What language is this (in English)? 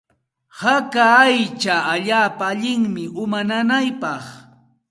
Santa Ana de Tusi Pasco Quechua